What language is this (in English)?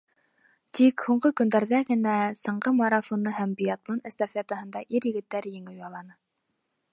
Bashkir